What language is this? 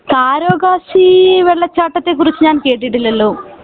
Malayalam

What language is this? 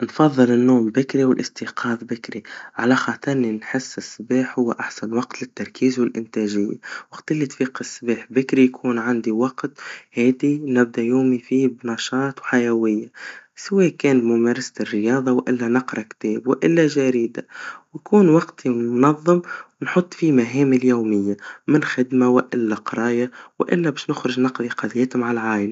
Tunisian Arabic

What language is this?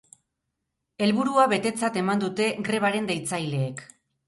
Basque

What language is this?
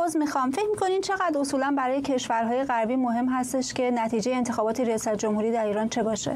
Persian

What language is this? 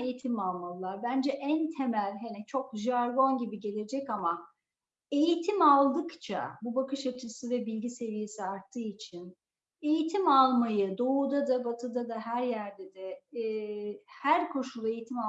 Turkish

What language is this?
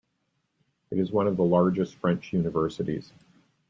English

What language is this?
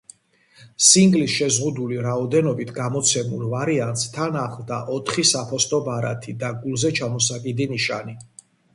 Georgian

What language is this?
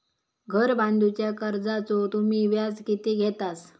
Marathi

